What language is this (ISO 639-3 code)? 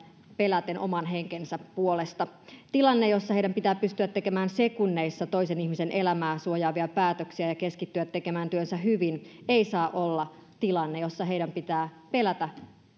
fin